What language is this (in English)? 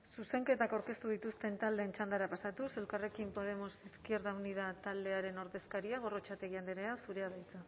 Basque